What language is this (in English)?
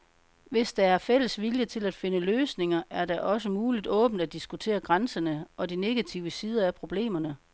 Danish